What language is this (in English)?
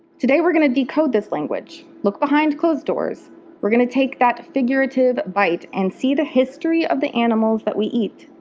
English